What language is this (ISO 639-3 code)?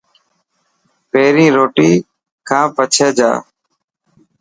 mki